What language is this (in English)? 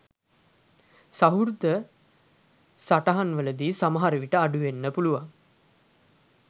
Sinhala